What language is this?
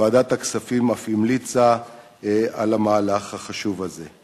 Hebrew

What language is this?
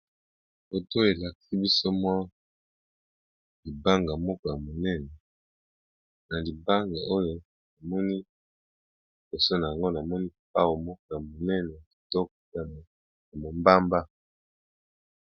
Lingala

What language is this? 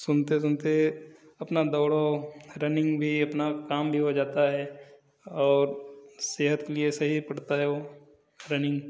Hindi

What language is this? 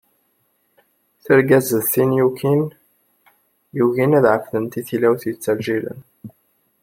Kabyle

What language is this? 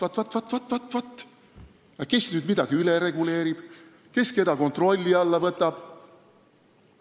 Estonian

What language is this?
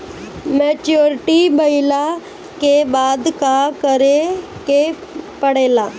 Bhojpuri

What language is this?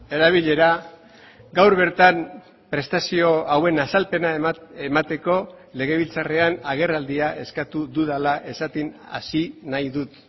Basque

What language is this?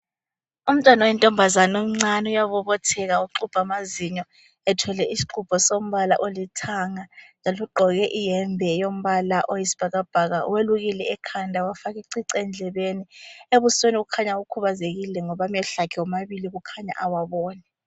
North Ndebele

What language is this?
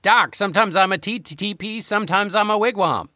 English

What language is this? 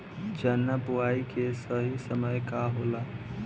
Bhojpuri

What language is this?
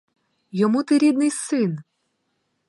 Ukrainian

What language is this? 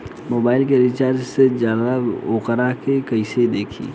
Bhojpuri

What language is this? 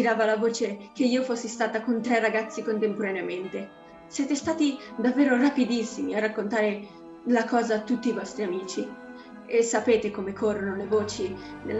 Italian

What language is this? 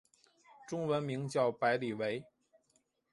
Chinese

